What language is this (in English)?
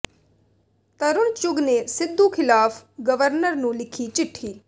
Punjabi